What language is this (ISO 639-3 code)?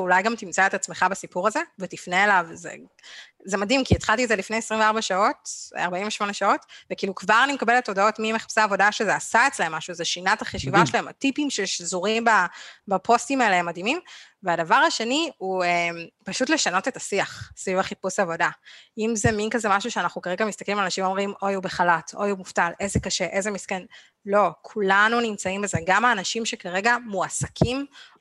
heb